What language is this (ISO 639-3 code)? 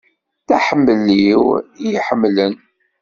kab